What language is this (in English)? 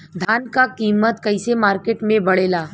Bhojpuri